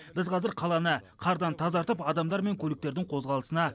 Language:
Kazakh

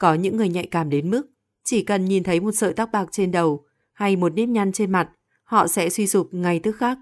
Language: Vietnamese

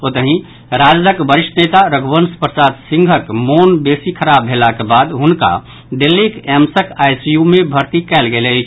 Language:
Maithili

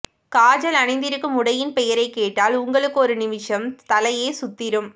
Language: Tamil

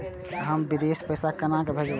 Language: Maithili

